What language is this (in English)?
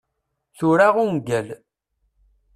Kabyle